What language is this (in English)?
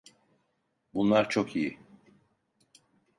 Turkish